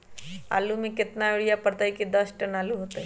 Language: Magahi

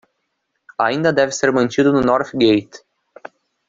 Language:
Portuguese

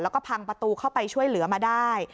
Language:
Thai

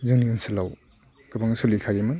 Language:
Bodo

